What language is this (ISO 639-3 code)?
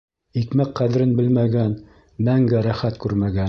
bak